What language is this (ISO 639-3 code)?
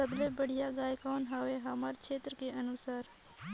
hne